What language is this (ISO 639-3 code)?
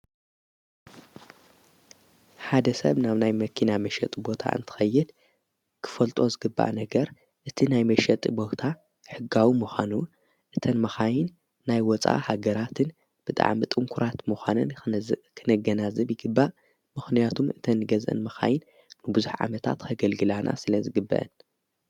tir